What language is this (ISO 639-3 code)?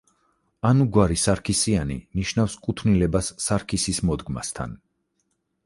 kat